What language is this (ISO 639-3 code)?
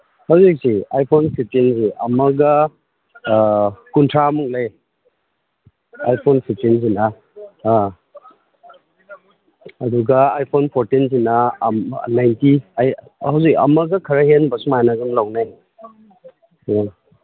mni